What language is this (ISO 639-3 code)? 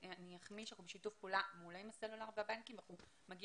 heb